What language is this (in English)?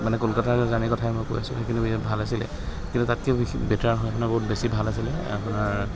Assamese